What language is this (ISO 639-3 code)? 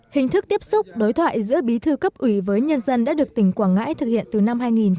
vie